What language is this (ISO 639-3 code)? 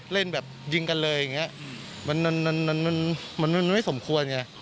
tha